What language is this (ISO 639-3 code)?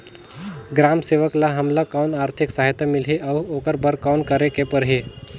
hne